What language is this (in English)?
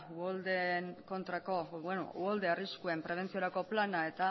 Basque